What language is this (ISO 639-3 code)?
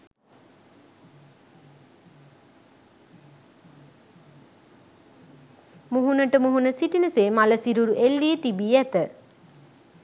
sin